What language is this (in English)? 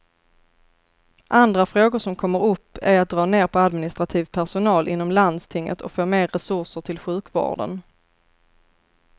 Swedish